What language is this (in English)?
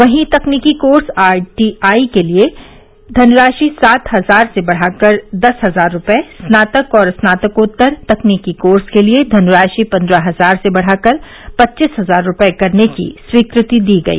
Hindi